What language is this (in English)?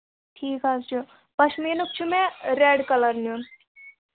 Kashmiri